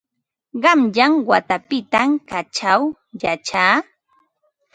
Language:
Ambo-Pasco Quechua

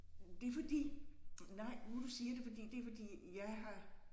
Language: Danish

